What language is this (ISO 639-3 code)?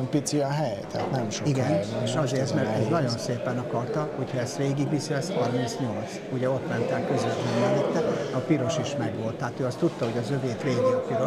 hun